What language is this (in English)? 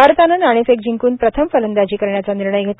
Marathi